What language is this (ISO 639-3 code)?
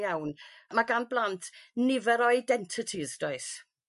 cym